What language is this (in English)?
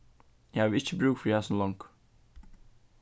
Faroese